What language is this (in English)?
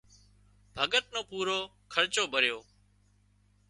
Wadiyara Koli